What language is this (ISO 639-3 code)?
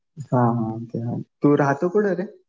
mar